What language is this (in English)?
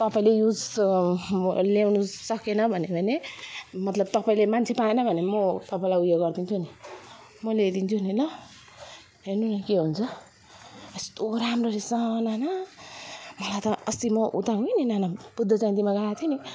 Nepali